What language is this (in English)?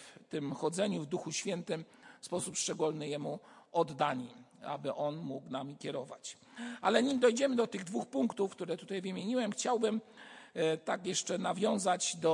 Polish